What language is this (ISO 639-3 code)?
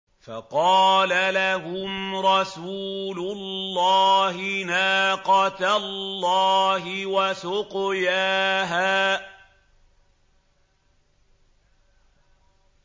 ara